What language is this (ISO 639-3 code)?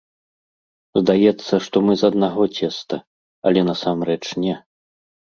bel